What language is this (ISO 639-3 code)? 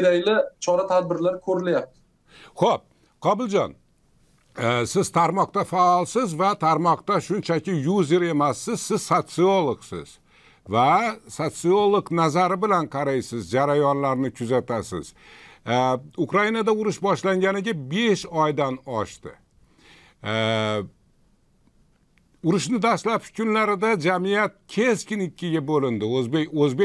tur